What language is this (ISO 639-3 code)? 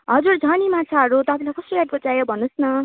nep